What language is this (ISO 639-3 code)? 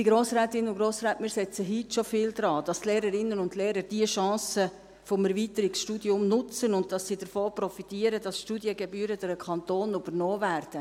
gsw